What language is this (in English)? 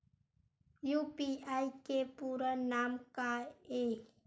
Chhattisgarhi